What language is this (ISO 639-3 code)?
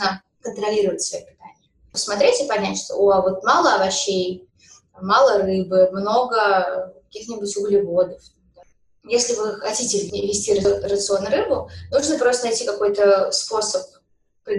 rus